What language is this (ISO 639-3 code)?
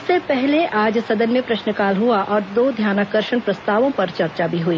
hin